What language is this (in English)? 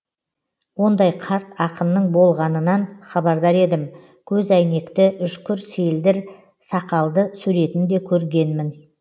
Kazakh